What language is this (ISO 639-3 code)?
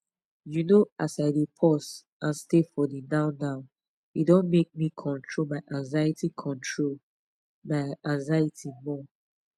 pcm